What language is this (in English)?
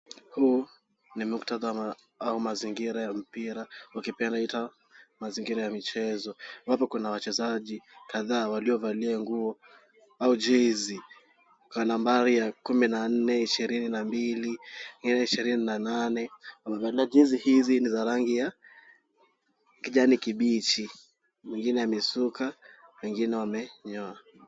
Swahili